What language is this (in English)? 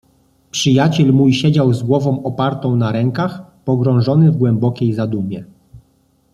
Polish